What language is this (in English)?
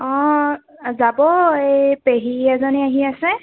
Assamese